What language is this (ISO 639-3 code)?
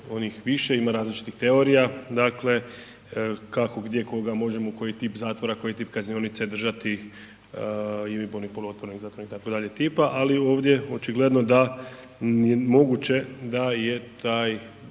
hrv